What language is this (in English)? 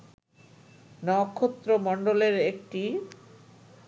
Bangla